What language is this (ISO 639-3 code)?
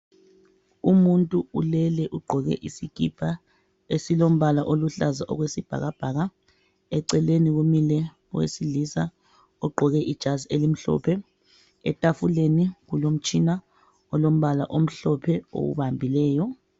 nde